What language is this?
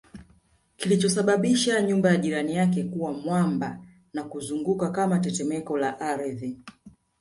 Swahili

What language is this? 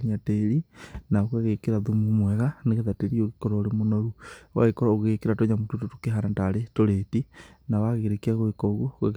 Kikuyu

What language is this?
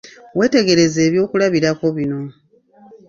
Ganda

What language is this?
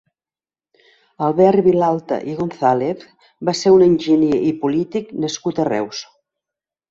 Catalan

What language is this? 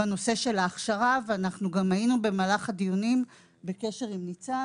Hebrew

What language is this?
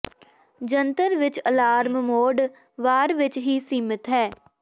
Punjabi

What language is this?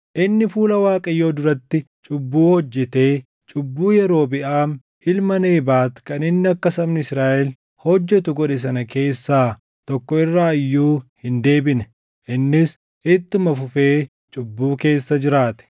Oromo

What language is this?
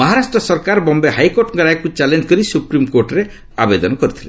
Odia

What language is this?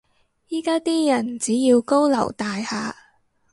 Cantonese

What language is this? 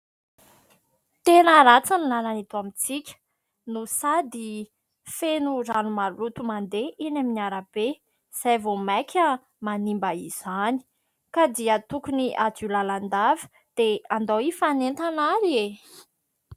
Malagasy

